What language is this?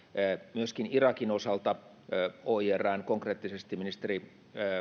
Finnish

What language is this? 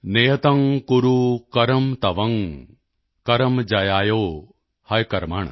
Punjabi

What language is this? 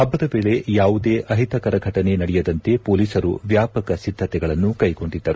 Kannada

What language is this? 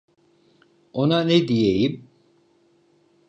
Turkish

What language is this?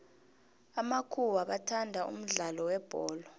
South Ndebele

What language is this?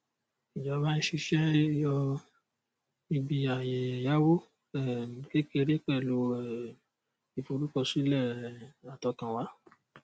Yoruba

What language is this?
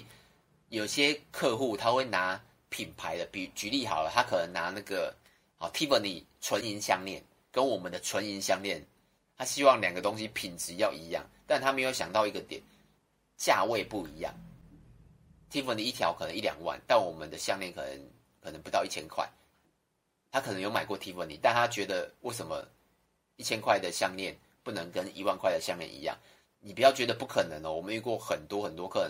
Chinese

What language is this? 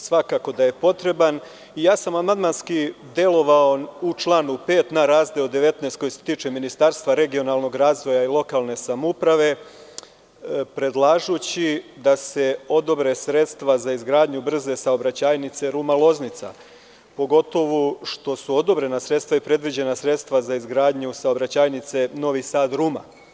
Serbian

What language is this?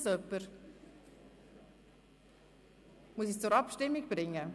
Swiss German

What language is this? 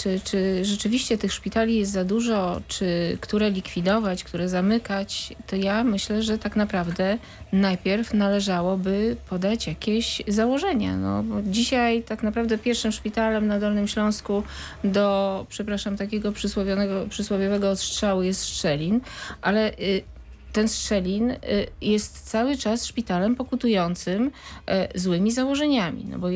Polish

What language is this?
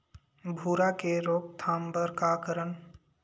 Chhattisgarhi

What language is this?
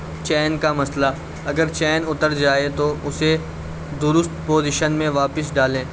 Urdu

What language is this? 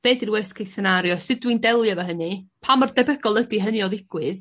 Welsh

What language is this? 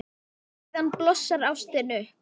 Icelandic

